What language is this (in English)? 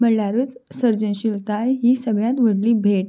Konkani